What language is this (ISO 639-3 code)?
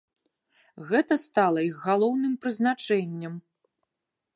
bel